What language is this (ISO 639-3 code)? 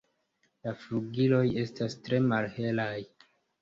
epo